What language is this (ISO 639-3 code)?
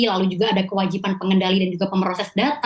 ind